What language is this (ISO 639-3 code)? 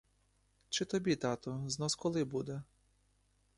ukr